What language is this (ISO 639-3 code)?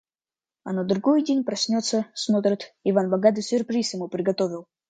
rus